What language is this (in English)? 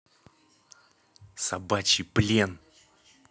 Russian